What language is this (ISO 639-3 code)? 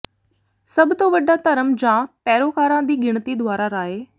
pan